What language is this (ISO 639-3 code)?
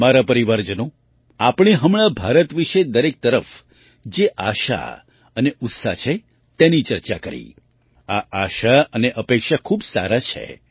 guj